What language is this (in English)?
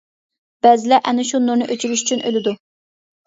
Uyghur